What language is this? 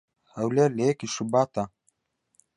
Central Kurdish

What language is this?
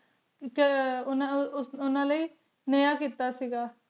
Punjabi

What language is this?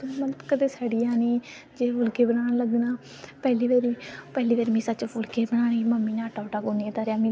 Dogri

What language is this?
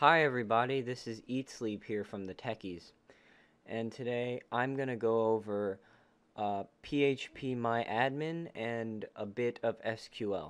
English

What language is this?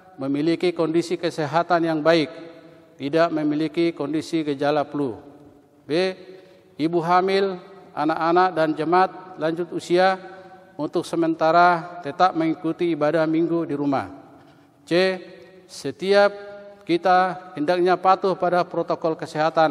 Indonesian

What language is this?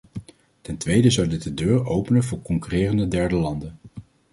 Dutch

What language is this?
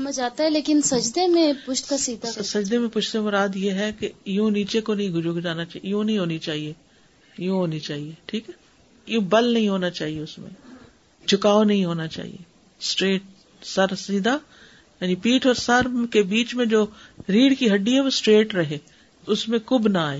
Urdu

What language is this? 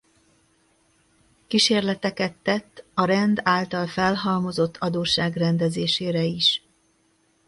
Hungarian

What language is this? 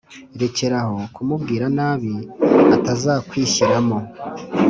Kinyarwanda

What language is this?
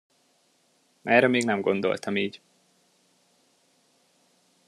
Hungarian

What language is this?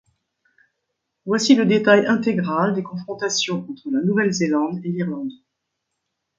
French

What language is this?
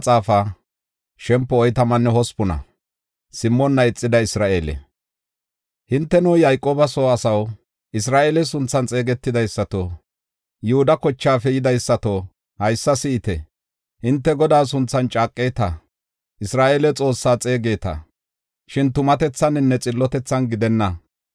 Gofa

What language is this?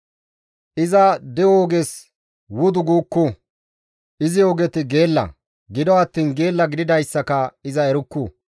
Gamo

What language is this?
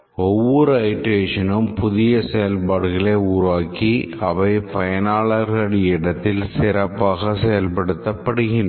Tamil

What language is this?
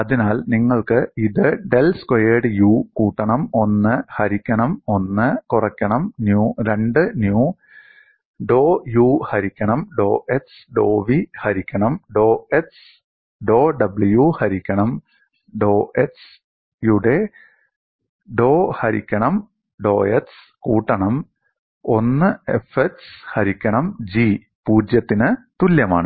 Malayalam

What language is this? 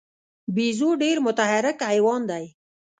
Pashto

